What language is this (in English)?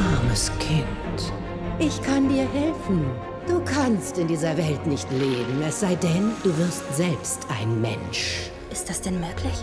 German